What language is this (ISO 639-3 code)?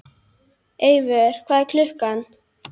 isl